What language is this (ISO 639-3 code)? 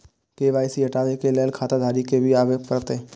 mai